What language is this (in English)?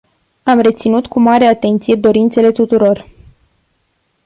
Romanian